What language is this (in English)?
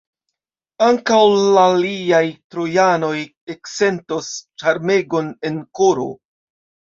Esperanto